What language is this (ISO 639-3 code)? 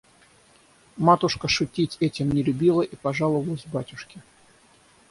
rus